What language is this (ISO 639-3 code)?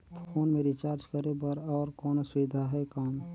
hne